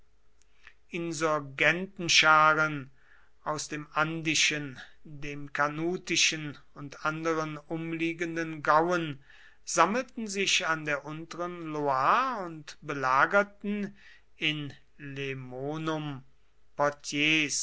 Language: German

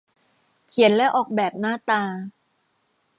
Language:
Thai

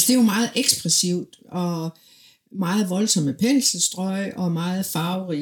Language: Danish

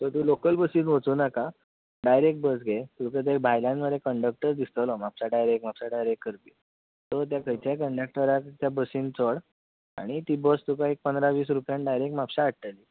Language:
Konkani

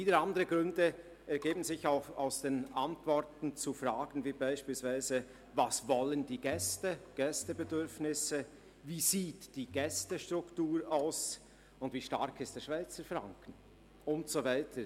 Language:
Swiss German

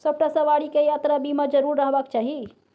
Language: Maithili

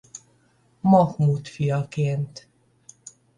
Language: Hungarian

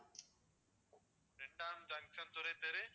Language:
Tamil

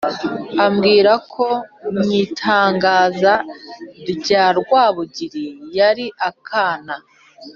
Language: Kinyarwanda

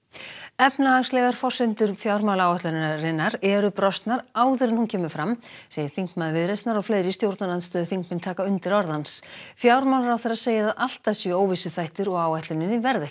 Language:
Icelandic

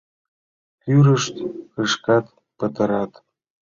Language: Mari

